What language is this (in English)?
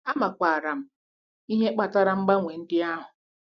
Igbo